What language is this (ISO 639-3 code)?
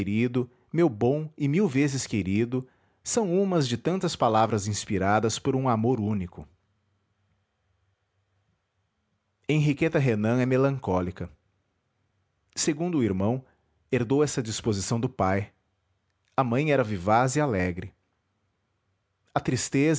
por